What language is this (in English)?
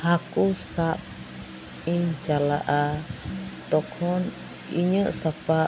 Santali